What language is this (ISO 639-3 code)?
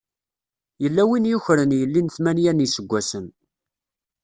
kab